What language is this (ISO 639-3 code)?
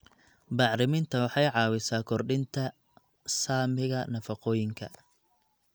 som